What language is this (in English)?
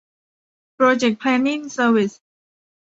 Thai